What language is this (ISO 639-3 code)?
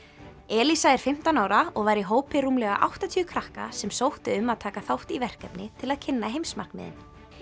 isl